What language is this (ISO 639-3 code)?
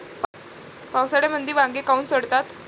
mar